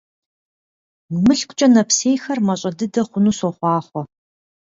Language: Kabardian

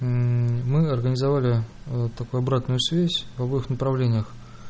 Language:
Russian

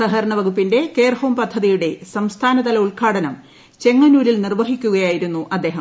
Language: Malayalam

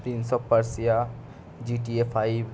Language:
Bangla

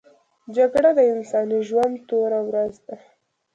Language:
Pashto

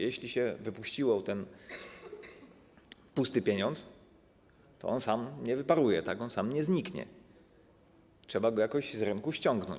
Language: Polish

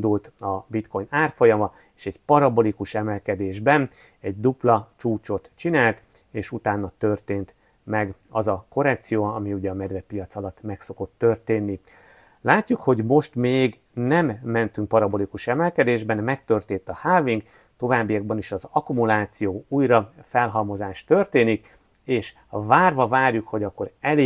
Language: Hungarian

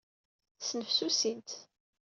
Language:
Kabyle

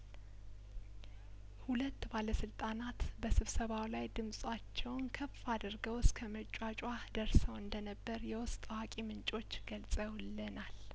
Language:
Amharic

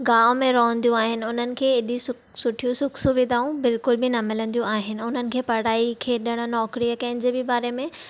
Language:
Sindhi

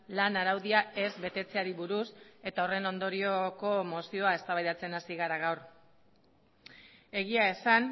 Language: Basque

